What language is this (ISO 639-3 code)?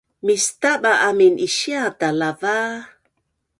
bnn